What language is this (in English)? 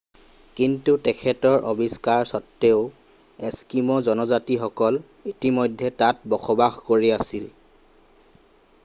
Assamese